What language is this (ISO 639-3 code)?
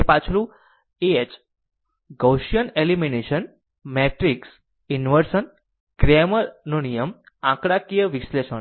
guj